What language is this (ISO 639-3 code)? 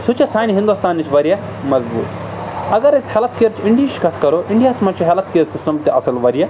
kas